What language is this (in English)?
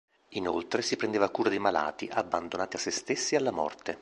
Italian